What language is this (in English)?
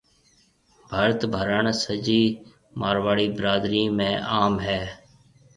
Marwari (Pakistan)